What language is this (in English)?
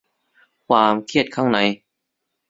Thai